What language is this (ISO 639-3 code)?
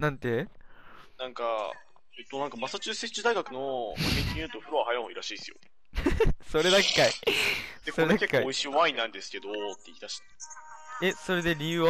jpn